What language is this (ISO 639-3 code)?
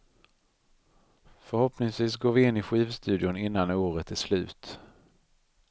swe